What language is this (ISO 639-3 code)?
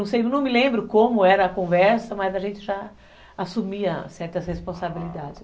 por